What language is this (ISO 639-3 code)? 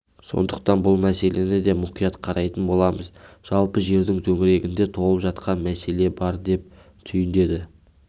kaz